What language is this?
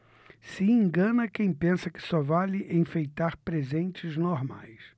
Portuguese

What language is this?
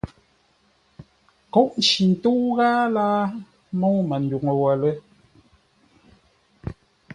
Ngombale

